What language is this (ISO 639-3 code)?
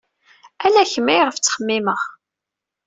kab